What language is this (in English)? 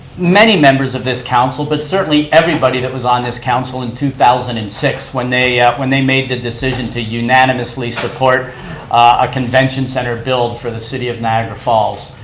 English